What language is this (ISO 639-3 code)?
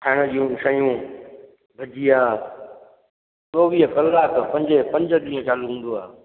snd